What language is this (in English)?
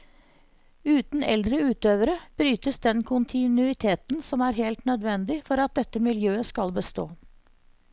Norwegian